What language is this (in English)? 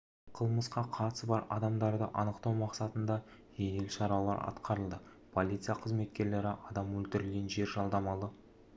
Kazakh